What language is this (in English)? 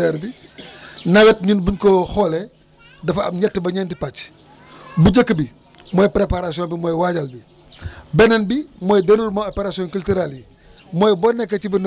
Wolof